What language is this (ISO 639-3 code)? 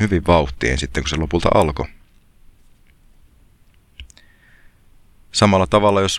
fin